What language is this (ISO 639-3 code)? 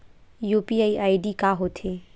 hne